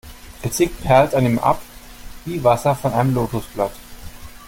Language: German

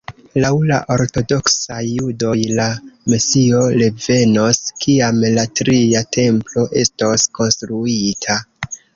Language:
Esperanto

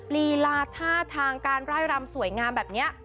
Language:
Thai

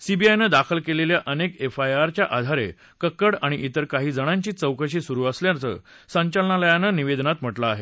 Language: Marathi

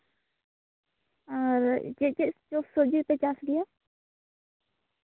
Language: Santali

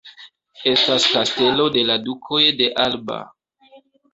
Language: Esperanto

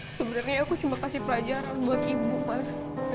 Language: Indonesian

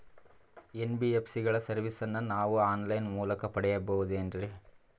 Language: Kannada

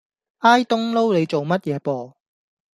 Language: Cantonese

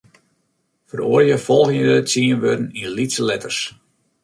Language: Western Frisian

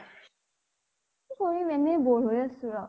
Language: Assamese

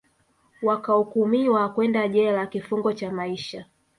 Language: Swahili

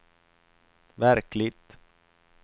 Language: Swedish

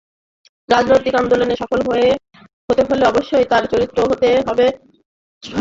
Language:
Bangla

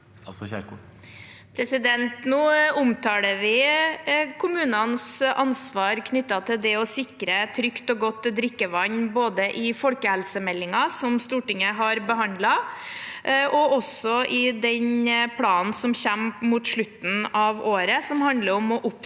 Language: Norwegian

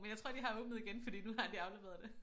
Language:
Danish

